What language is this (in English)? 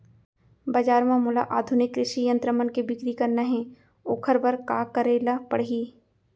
Chhattisgarhi